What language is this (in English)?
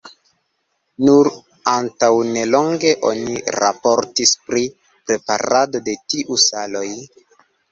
Esperanto